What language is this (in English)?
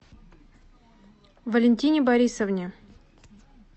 Russian